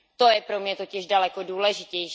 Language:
Czech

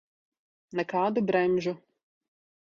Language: Latvian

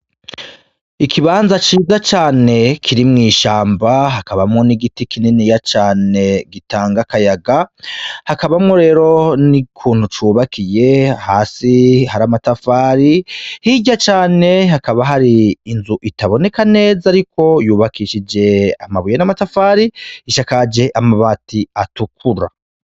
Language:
Rundi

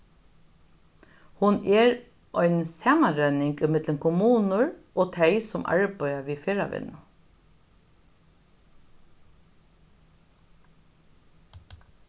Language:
Faroese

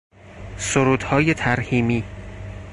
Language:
Persian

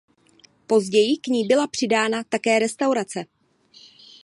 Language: Czech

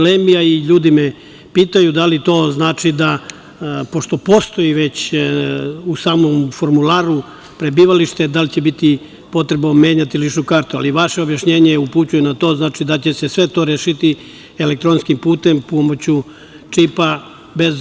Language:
Serbian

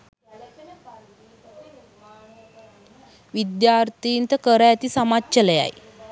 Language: Sinhala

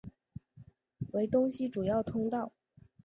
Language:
Chinese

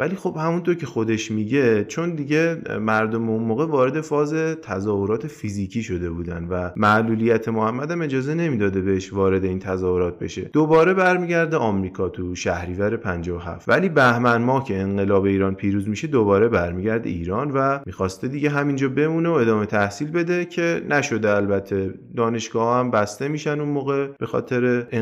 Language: Persian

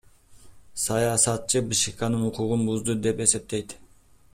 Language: Kyrgyz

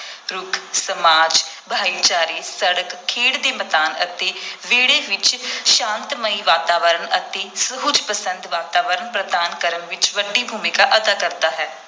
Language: Punjabi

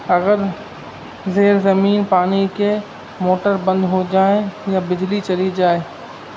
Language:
Urdu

